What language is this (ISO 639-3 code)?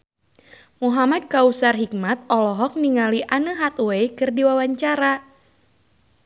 sun